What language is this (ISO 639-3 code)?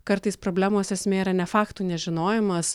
lit